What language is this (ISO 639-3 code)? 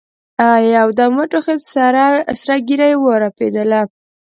pus